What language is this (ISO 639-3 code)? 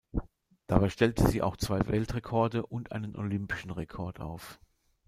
deu